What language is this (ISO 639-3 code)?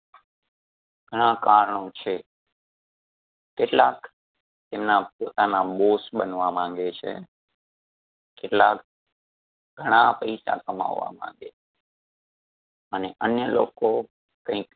guj